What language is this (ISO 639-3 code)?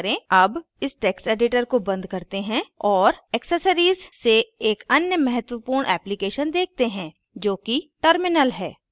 hin